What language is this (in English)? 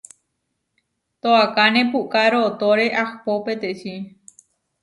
Huarijio